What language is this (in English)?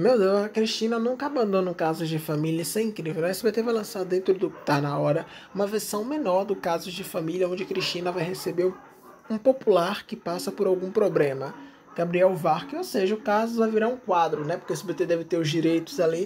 Portuguese